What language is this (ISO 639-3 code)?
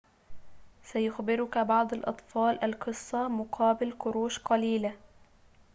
ara